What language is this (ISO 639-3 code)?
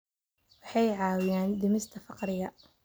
som